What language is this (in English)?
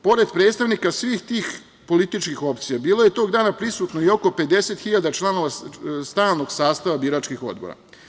Serbian